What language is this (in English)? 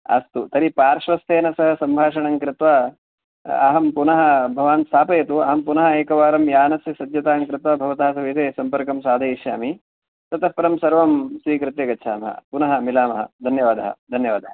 Sanskrit